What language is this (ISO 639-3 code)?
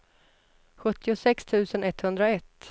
swe